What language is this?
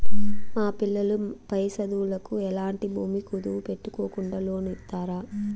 Telugu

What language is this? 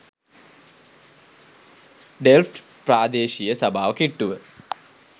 Sinhala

